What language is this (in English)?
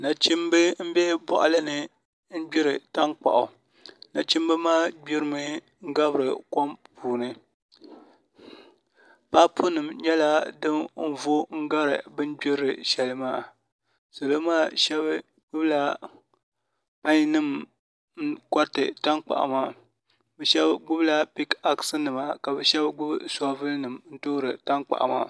Dagbani